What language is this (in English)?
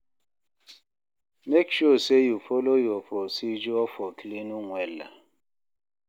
Nigerian Pidgin